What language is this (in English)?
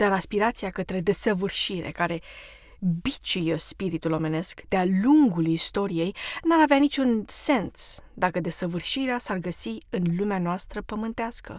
Romanian